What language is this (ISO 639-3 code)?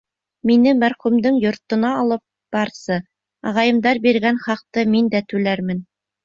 bak